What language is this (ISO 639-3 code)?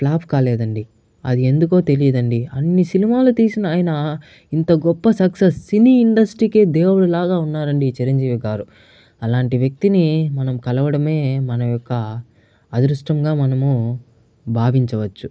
tel